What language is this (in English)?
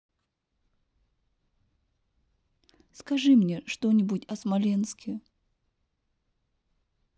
Russian